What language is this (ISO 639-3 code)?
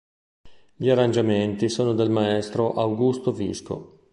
ita